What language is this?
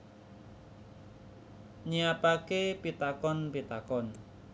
Javanese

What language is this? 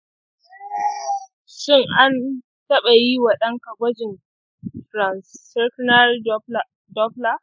Hausa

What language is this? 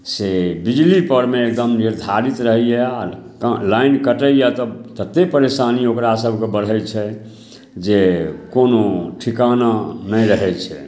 Maithili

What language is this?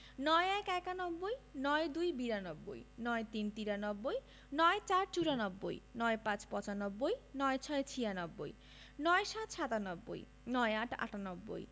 Bangla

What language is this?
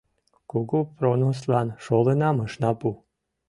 Mari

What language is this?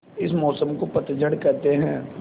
Hindi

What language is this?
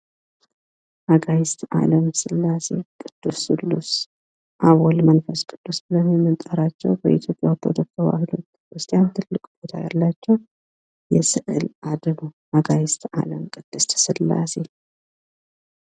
Amharic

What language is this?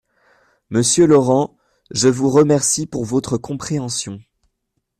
French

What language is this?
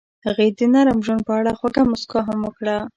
Pashto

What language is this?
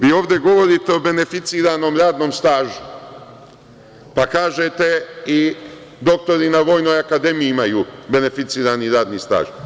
Serbian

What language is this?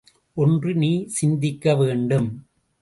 Tamil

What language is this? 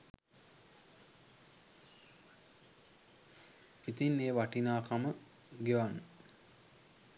Sinhala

